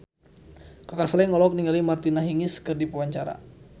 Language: Sundanese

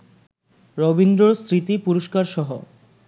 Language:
Bangla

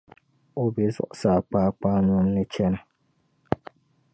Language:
Dagbani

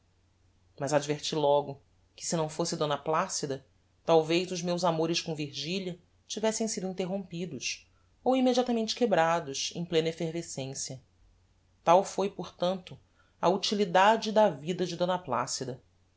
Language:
Portuguese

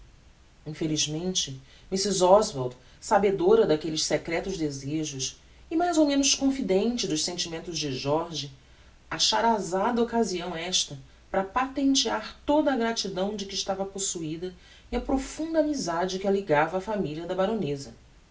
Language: Portuguese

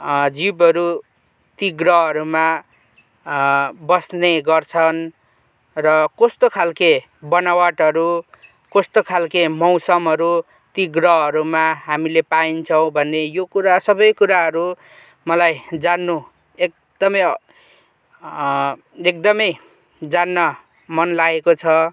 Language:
Nepali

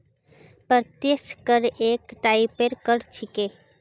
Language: Magahi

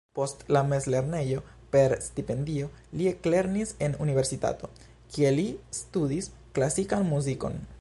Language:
Esperanto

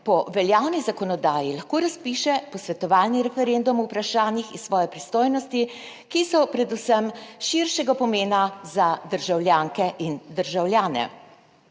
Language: Slovenian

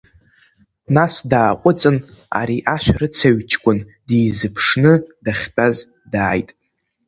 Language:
Abkhazian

